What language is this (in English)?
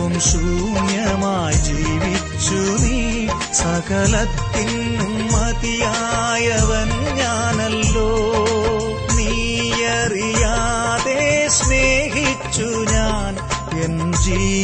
Malayalam